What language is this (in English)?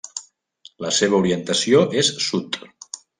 Catalan